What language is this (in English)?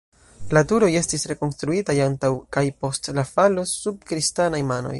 Esperanto